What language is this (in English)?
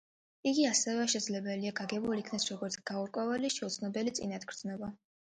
Georgian